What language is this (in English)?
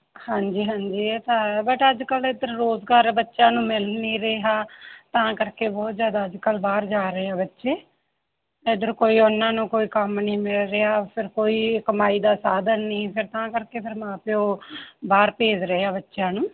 Punjabi